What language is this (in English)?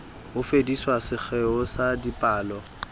Southern Sotho